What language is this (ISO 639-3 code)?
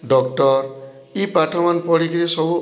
ori